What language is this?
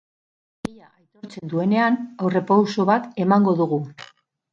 Basque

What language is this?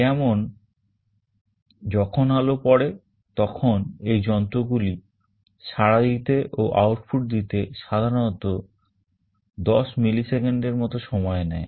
Bangla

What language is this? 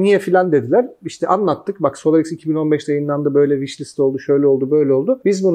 Turkish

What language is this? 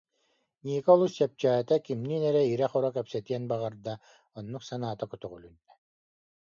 Yakut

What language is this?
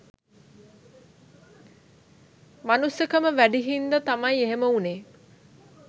Sinhala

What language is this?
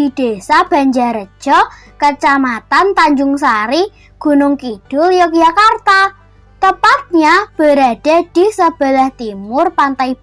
Indonesian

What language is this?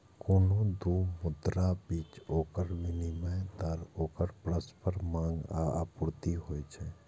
Maithili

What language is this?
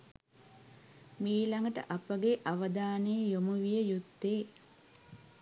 Sinhala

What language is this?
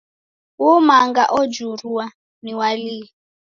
Taita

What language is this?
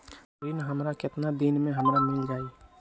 Magahi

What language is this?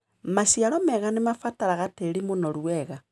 Kikuyu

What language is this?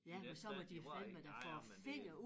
Danish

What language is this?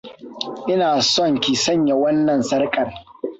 Hausa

